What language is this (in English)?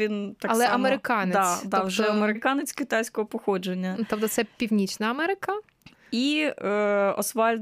Ukrainian